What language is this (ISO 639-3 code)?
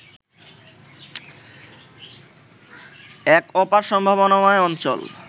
ben